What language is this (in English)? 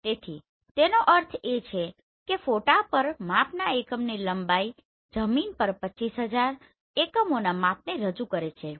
Gujarati